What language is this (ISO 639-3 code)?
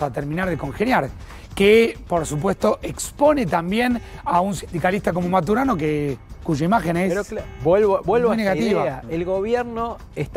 spa